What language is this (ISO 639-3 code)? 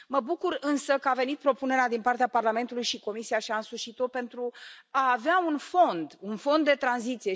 ron